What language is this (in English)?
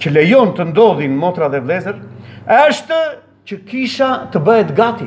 Romanian